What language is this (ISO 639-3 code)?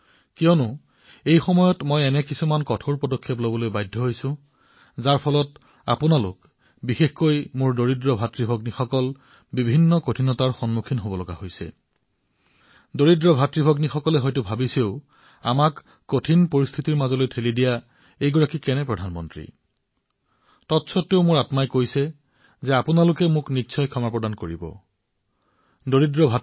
asm